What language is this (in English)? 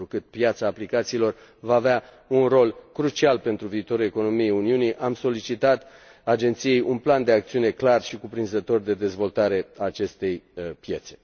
Romanian